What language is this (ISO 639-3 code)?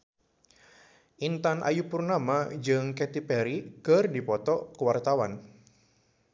sun